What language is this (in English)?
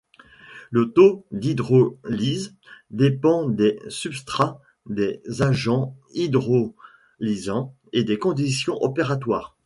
French